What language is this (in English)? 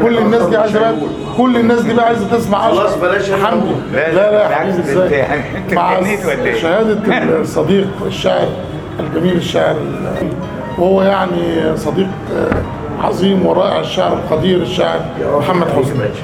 Arabic